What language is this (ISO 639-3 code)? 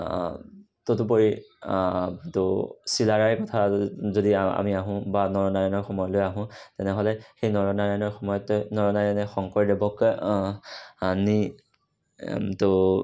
asm